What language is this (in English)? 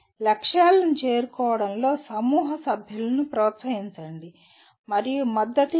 Telugu